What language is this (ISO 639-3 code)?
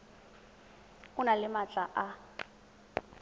tsn